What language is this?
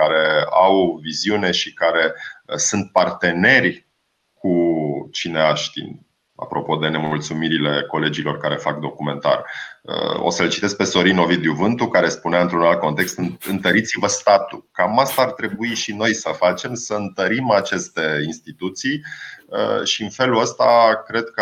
Romanian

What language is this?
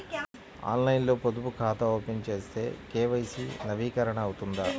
Telugu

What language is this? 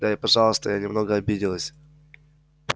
Russian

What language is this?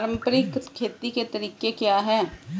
Hindi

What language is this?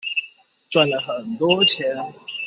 Chinese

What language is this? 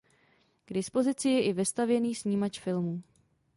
Czech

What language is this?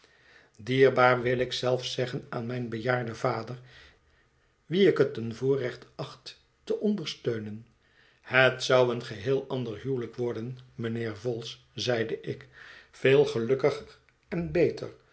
Dutch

